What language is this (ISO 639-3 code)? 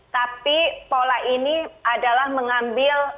ind